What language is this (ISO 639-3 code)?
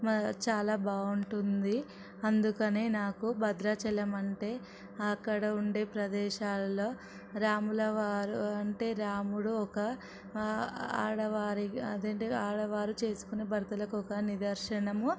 tel